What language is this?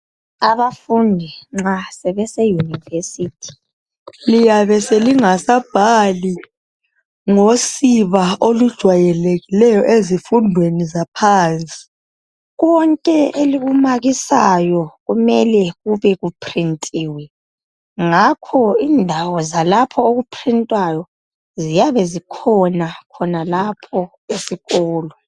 North Ndebele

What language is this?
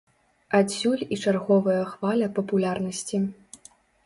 Belarusian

